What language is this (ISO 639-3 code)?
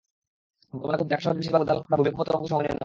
ben